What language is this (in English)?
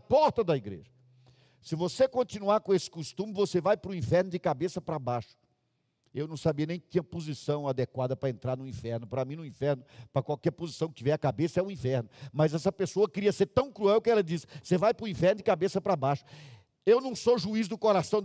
Portuguese